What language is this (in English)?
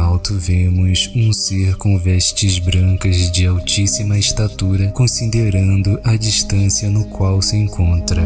Portuguese